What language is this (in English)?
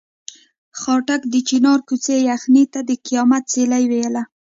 Pashto